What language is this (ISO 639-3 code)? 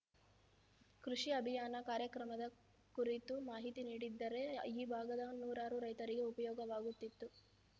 kan